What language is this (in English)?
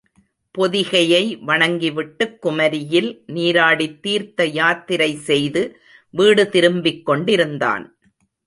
Tamil